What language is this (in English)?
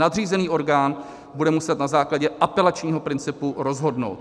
Czech